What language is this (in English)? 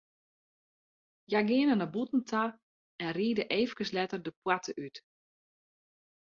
Western Frisian